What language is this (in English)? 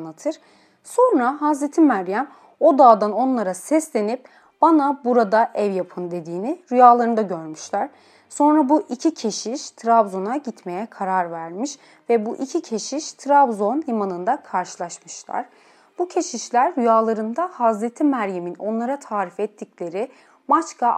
Turkish